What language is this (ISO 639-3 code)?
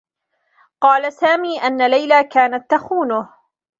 ara